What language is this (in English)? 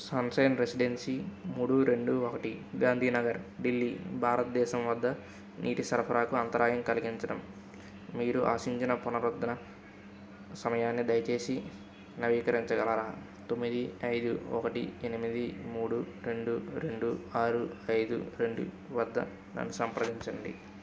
Telugu